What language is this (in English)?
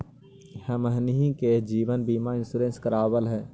Magahi